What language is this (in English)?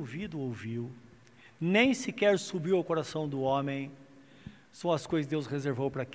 Portuguese